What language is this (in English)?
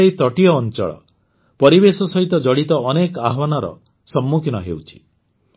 Odia